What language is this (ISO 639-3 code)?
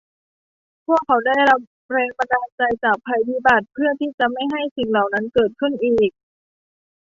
tha